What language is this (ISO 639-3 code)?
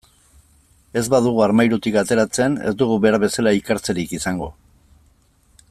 eus